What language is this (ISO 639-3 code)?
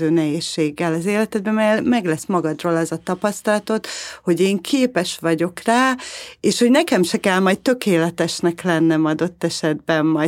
hun